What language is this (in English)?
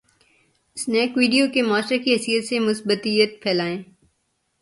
Urdu